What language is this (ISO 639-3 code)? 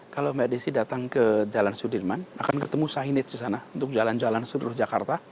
ind